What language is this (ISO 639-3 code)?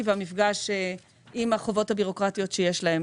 heb